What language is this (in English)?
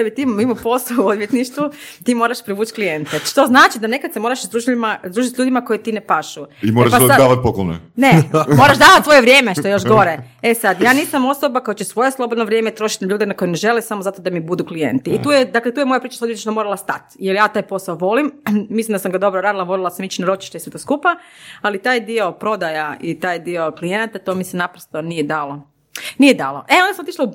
Croatian